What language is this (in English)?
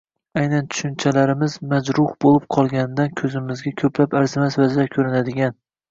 Uzbek